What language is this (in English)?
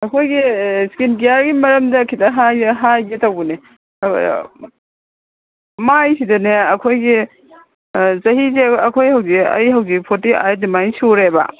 Manipuri